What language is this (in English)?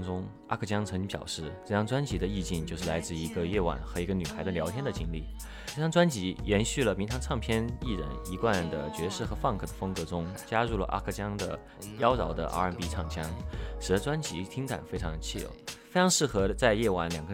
Chinese